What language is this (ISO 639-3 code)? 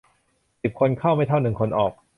tha